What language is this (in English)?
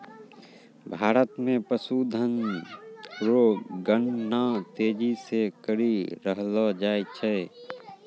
Maithili